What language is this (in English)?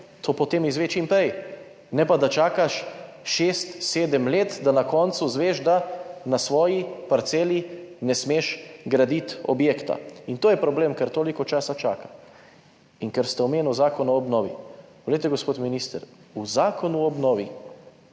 Slovenian